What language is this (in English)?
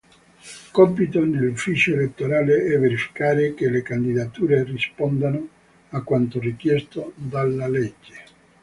Italian